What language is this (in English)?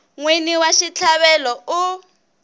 Tsonga